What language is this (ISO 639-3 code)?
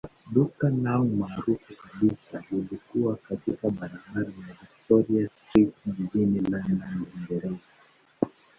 swa